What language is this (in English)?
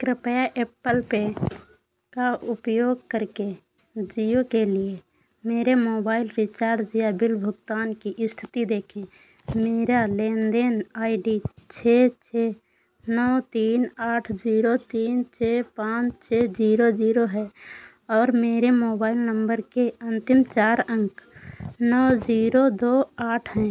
Hindi